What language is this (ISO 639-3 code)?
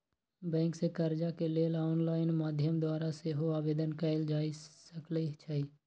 mag